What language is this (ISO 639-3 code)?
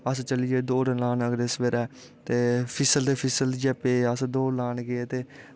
doi